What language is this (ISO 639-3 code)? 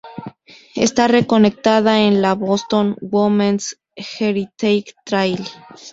spa